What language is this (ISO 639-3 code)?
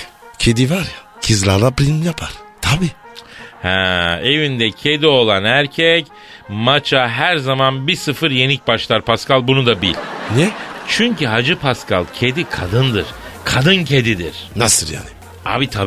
tur